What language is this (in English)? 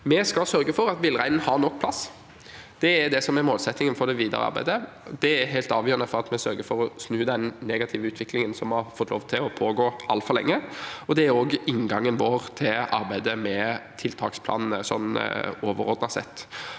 Norwegian